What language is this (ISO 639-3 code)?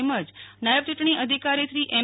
guj